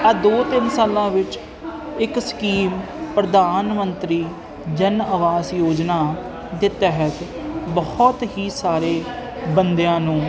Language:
Punjabi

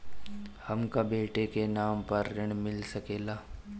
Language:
Bhojpuri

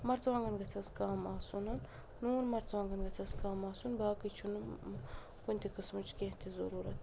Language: Kashmiri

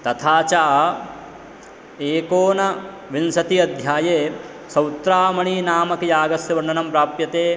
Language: Sanskrit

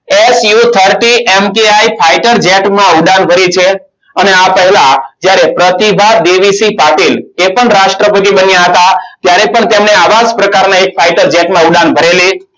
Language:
Gujarati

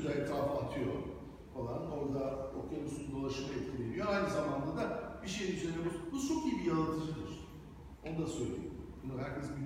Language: Turkish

